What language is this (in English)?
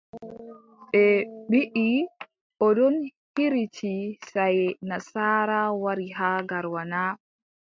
Adamawa Fulfulde